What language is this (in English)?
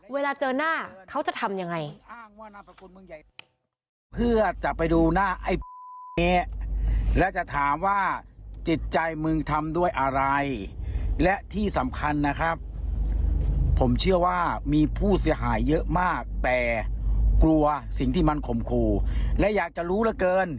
Thai